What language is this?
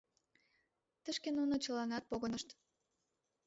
Mari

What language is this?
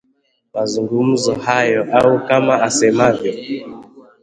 Swahili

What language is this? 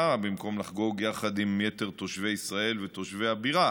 Hebrew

